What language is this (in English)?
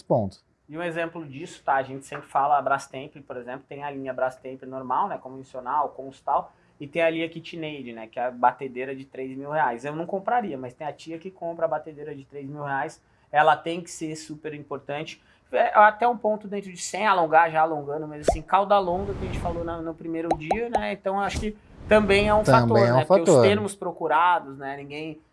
Portuguese